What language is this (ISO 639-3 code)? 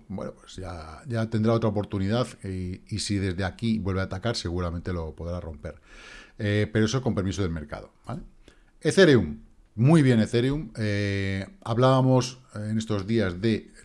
spa